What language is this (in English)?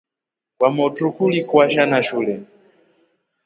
Rombo